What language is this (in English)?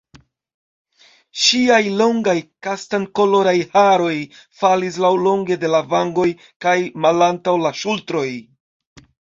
Esperanto